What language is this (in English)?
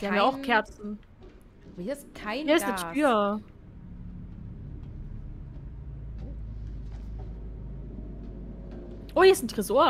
German